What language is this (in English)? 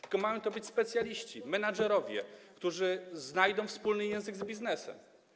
Polish